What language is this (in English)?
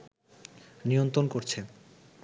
Bangla